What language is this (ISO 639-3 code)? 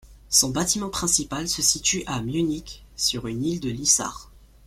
fra